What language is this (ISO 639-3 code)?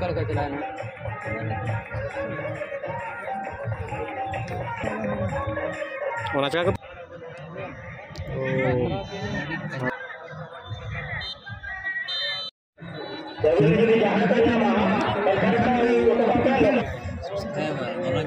ara